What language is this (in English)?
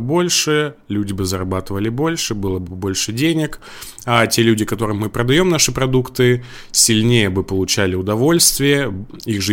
Russian